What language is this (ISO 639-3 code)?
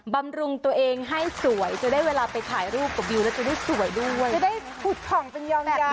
tha